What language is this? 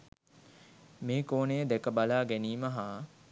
Sinhala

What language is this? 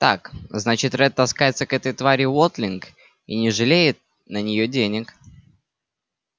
Russian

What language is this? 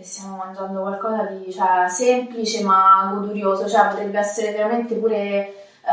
Italian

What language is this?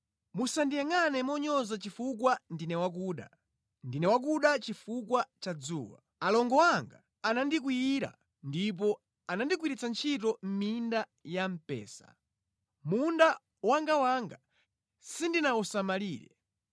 Nyanja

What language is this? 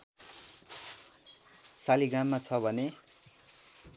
Nepali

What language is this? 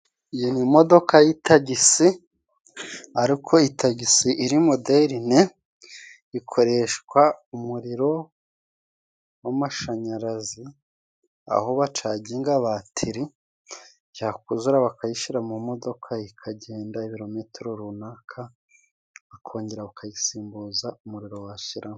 Kinyarwanda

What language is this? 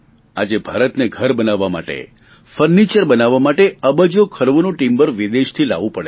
Gujarati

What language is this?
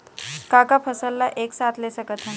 Chhattisgarhi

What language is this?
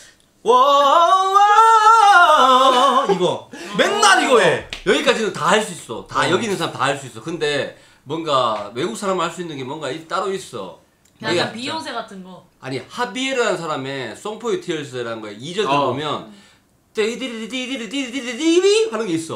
Korean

